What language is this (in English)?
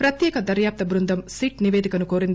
Telugu